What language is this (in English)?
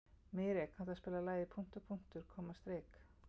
Icelandic